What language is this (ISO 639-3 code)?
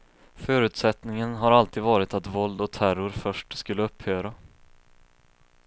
swe